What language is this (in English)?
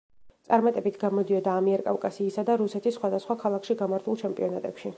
Georgian